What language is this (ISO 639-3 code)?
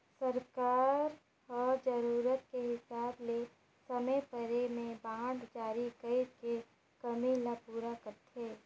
hne